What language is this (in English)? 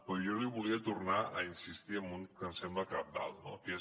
Catalan